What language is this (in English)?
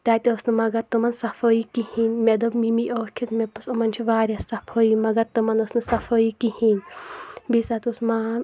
Kashmiri